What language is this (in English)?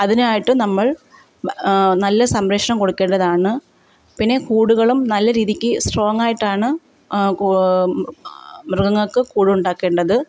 Malayalam